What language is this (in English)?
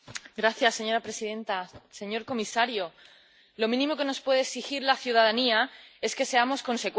Spanish